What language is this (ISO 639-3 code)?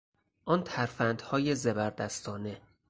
fas